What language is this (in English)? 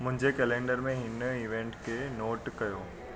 Sindhi